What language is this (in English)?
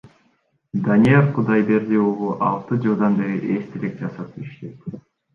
Kyrgyz